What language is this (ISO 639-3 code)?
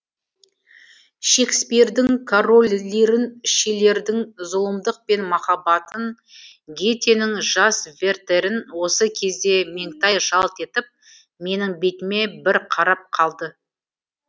kaz